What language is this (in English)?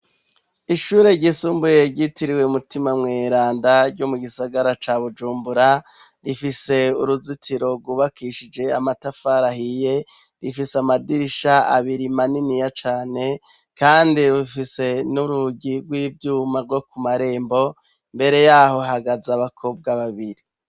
Rundi